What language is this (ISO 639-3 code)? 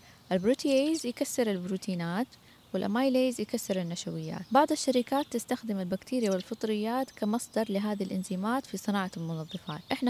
ara